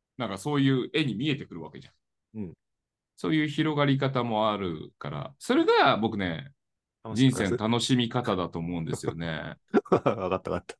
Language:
Japanese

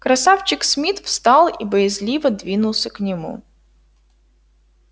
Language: Russian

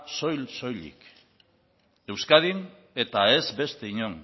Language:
Basque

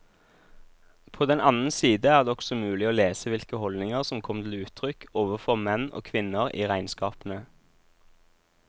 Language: Norwegian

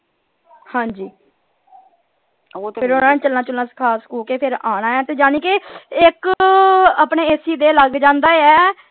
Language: Punjabi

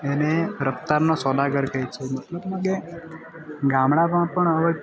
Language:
Gujarati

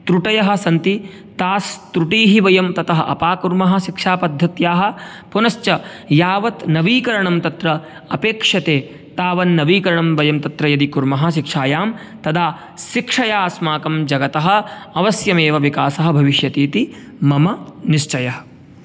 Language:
Sanskrit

